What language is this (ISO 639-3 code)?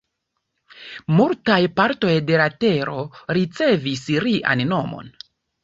epo